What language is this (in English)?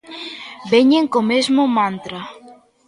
Galician